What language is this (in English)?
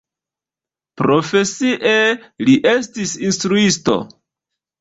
Esperanto